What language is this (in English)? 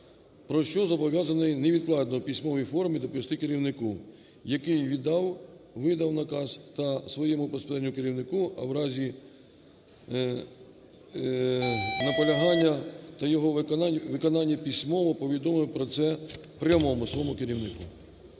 Ukrainian